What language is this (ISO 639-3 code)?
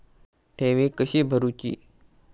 mar